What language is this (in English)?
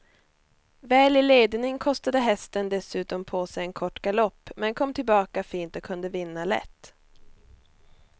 Swedish